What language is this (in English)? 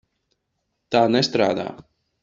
Latvian